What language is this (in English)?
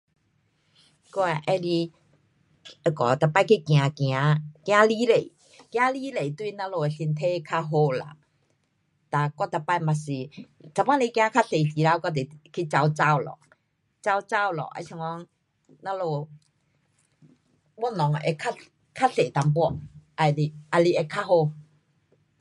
Pu-Xian Chinese